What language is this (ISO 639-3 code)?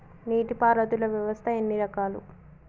tel